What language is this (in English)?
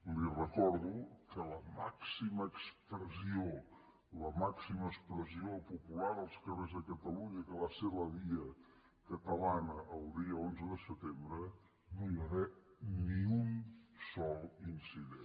Catalan